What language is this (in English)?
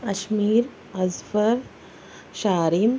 Urdu